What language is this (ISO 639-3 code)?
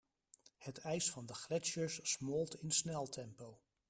nld